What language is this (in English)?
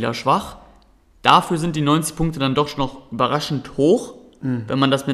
German